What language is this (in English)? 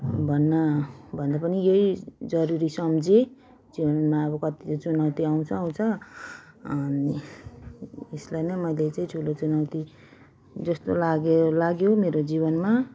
Nepali